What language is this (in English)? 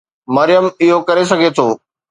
Sindhi